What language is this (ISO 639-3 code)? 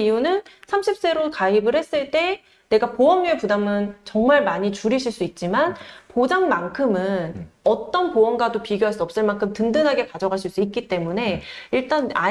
kor